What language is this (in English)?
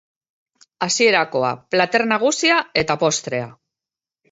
Basque